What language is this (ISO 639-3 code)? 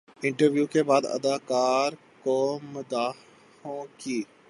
urd